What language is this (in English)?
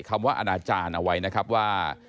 Thai